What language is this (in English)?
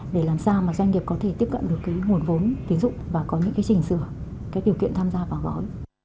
Vietnamese